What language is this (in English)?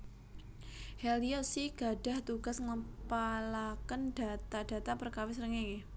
Javanese